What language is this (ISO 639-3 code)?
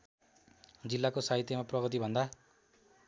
nep